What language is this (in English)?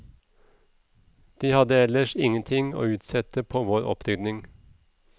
Norwegian